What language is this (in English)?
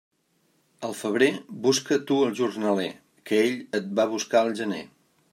Catalan